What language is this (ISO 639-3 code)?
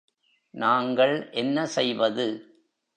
tam